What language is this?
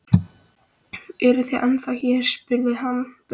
Icelandic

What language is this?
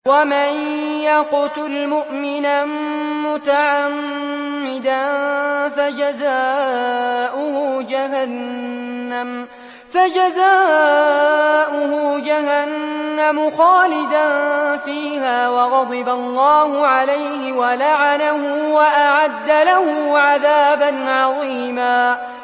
Arabic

